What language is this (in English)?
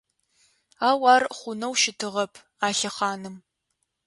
Adyghe